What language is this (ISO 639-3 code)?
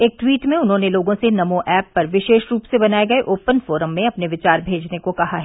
hin